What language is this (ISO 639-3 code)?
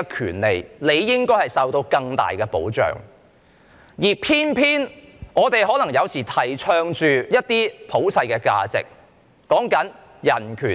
yue